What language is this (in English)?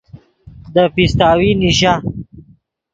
Yidgha